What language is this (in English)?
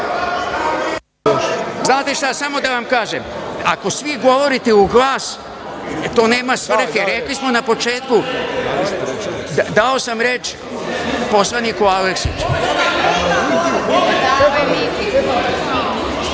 Serbian